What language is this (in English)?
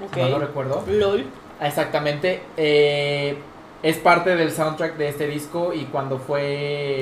Spanish